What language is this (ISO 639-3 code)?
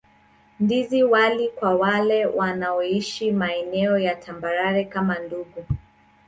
swa